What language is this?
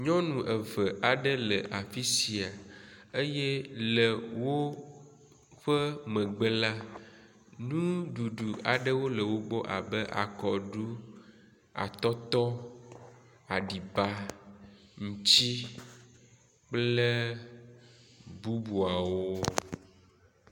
Ewe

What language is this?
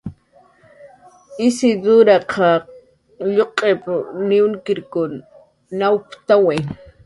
Jaqaru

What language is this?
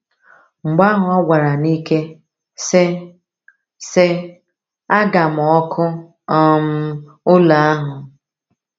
Igbo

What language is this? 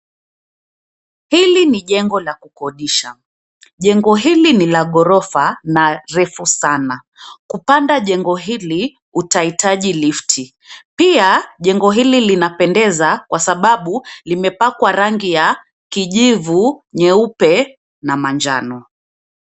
Swahili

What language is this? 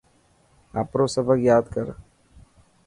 Dhatki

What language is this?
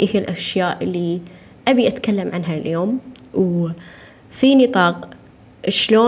Arabic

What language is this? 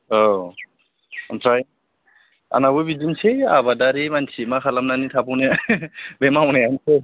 Bodo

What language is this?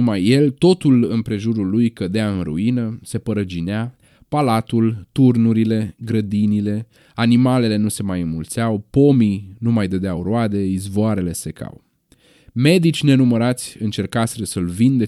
Romanian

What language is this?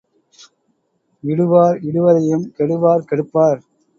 Tamil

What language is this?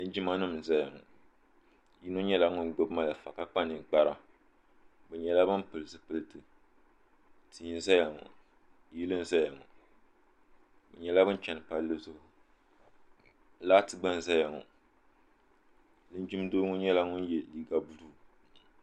Dagbani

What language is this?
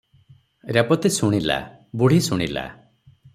Odia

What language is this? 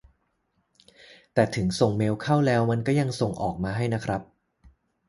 Thai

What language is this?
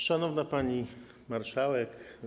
Polish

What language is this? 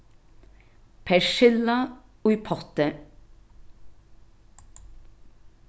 Faroese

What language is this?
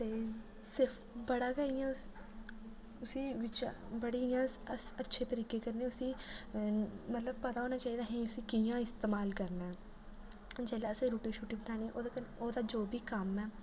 Dogri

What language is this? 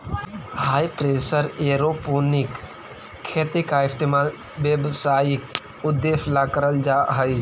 Magahi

